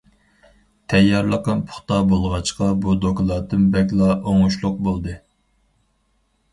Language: Uyghur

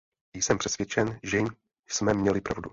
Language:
Czech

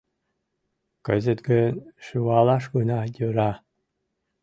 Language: Mari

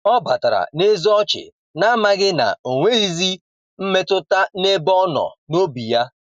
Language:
Igbo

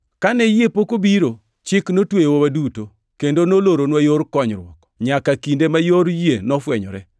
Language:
Luo (Kenya and Tanzania)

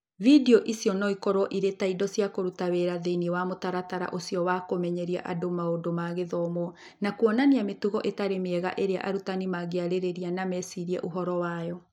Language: Kikuyu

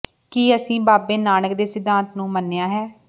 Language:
Punjabi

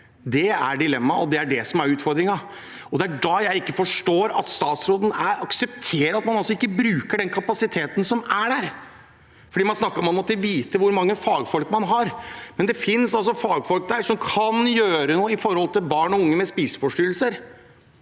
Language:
Norwegian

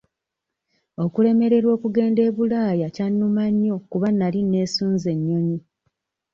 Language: Ganda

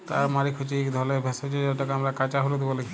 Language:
Bangla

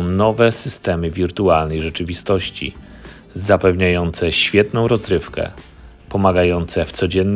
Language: Polish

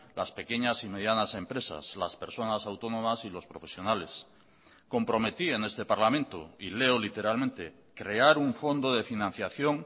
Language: Spanish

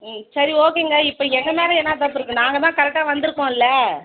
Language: Tamil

